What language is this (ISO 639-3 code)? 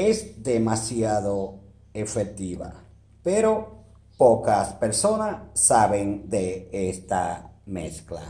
spa